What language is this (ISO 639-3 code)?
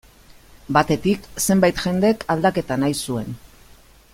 eus